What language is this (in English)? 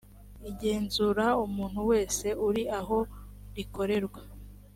Kinyarwanda